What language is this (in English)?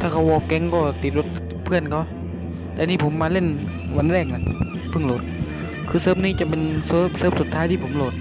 Thai